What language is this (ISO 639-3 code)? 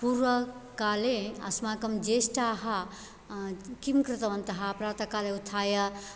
san